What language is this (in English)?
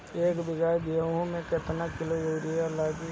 Bhojpuri